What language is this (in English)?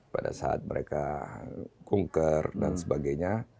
Indonesian